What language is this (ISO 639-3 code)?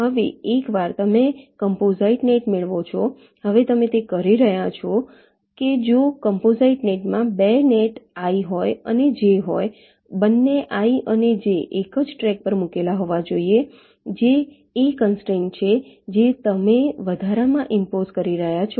guj